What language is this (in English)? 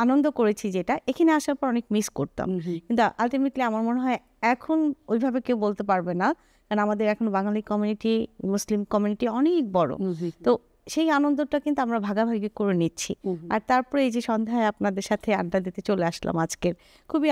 Bangla